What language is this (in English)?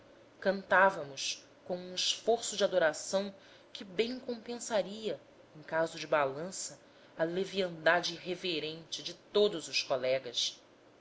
Portuguese